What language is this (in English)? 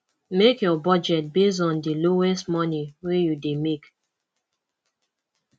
Nigerian Pidgin